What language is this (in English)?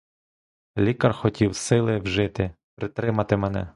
Ukrainian